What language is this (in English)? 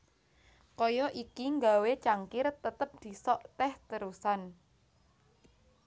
Javanese